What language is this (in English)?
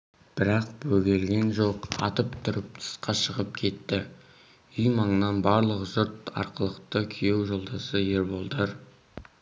Kazakh